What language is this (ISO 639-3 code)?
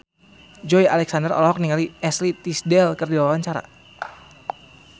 sun